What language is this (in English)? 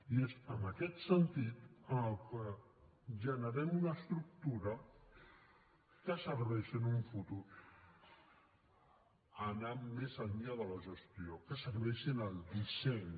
Catalan